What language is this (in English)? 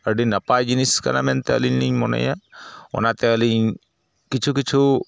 Santali